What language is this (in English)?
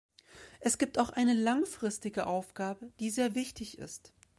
German